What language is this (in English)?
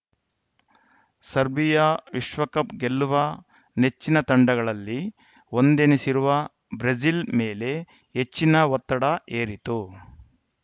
Kannada